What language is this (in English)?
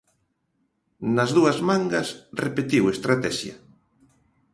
Galician